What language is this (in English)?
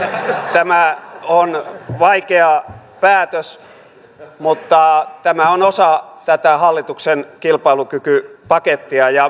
Finnish